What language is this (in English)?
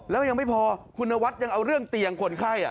Thai